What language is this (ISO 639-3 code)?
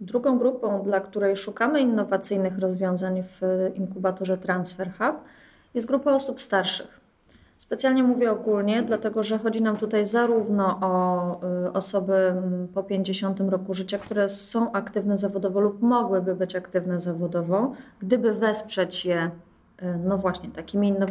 pol